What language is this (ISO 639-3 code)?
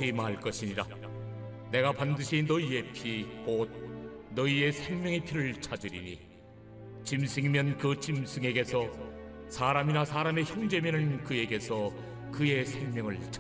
kor